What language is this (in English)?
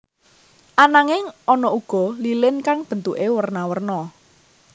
Javanese